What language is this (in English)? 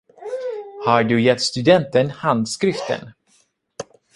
Swedish